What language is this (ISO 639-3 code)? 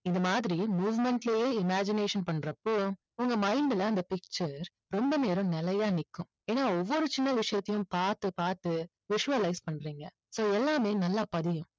tam